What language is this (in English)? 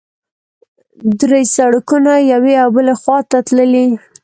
Pashto